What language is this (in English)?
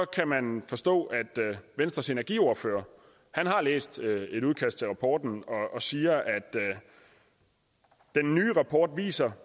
Danish